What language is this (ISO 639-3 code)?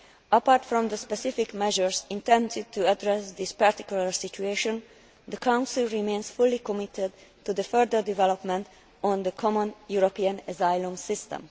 eng